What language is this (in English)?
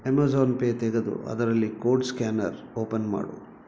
Kannada